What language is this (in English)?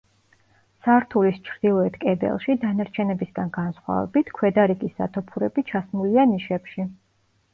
Georgian